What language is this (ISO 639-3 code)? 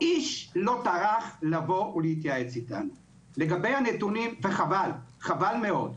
heb